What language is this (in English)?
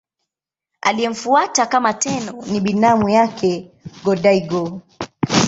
Swahili